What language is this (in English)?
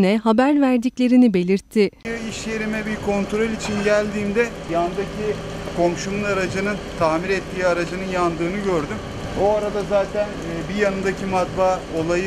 Turkish